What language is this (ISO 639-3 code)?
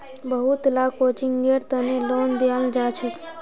mag